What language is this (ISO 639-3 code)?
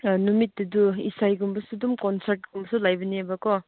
mni